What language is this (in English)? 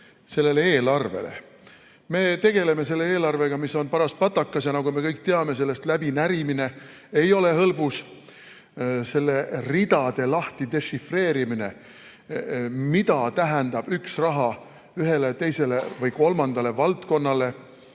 Estonian